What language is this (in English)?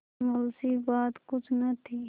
Hindi